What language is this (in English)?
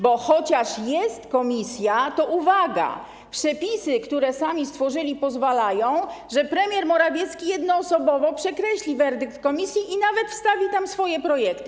Polish